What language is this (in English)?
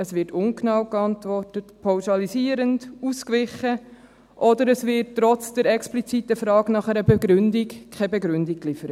Swiss German